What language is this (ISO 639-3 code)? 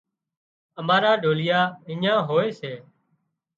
kxp